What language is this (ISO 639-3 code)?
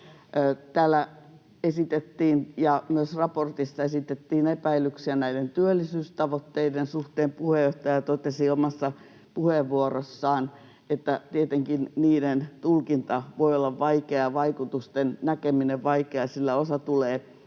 fin